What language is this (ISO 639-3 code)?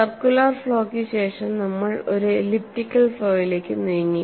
mal